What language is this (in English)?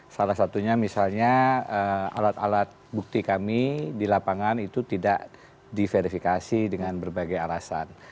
Indonesian